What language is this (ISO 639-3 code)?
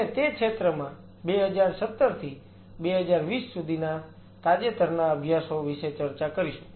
guj